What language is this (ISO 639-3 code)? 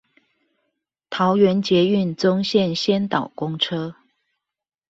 zho